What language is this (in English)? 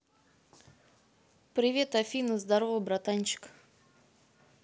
Russian